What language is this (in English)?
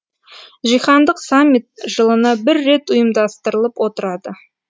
Kazakh